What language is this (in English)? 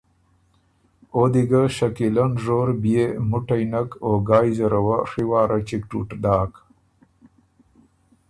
Ormuri